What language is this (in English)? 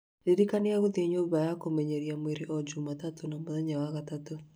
Kikuyu